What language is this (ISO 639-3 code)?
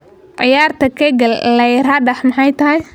som